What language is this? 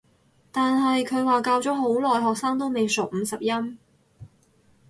Cantonese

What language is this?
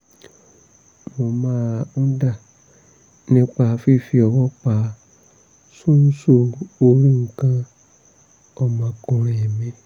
Yoruba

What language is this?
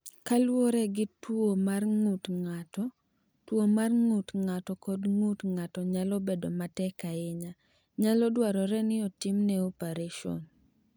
Luo (Kenya and Tanzania)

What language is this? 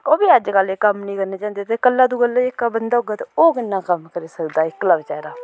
Dogri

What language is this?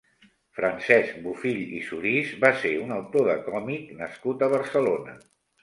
Catalan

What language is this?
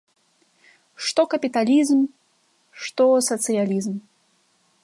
Belarusian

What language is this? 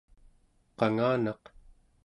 Central Yupik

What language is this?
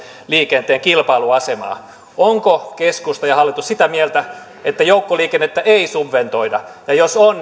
Finnish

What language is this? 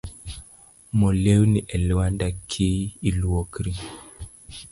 Luo (Kenya and Tanzania)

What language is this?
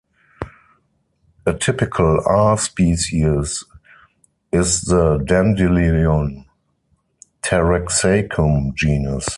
English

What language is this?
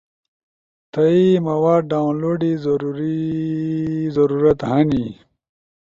Ushojo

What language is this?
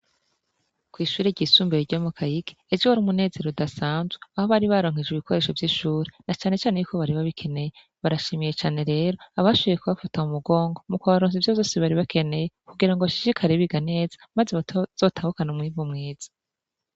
Rundi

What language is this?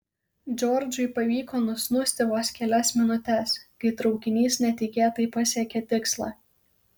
Lithuanian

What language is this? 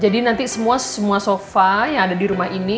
Indonesian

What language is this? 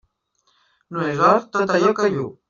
Catalan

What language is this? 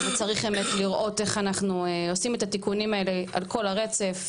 Hebrew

